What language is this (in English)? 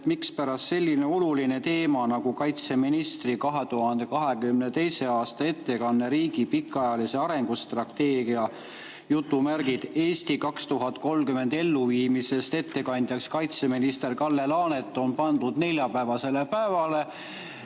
Estonian